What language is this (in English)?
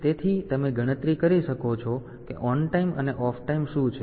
Gujarati